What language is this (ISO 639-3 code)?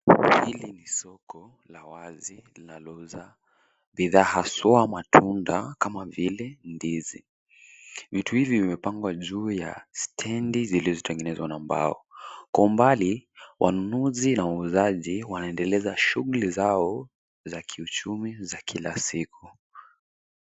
swa